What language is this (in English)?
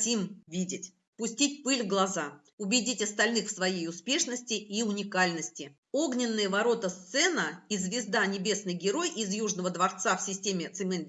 Russian